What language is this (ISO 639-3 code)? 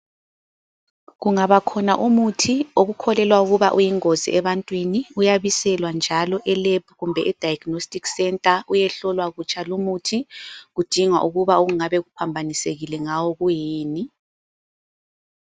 nde